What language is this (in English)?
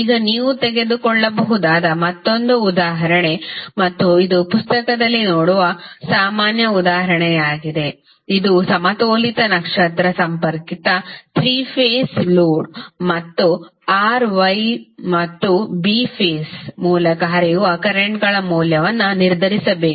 Kannada